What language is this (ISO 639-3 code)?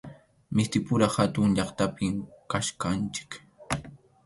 qxu